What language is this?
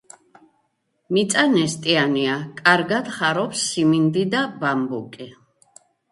Georgian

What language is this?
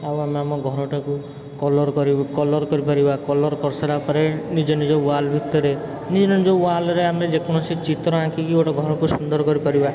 Odia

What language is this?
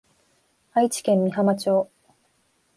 Japanese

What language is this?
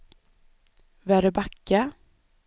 Swedish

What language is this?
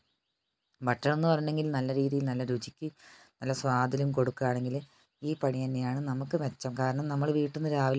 Malayalam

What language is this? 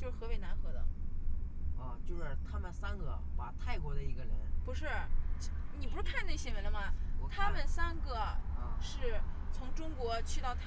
Chinese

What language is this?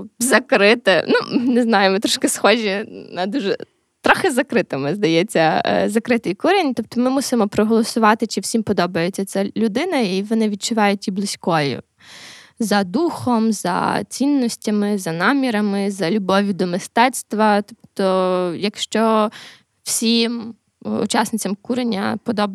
Ukrainian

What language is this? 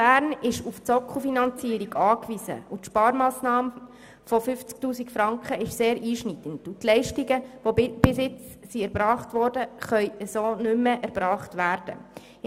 Swiss German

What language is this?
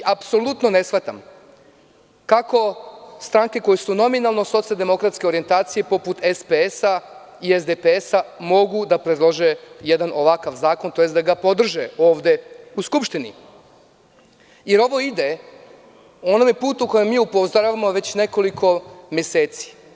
Serbian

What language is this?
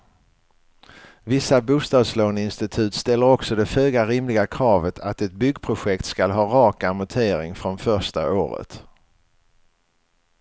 Swedish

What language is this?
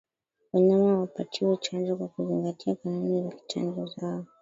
Swahili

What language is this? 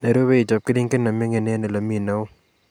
Kalenjin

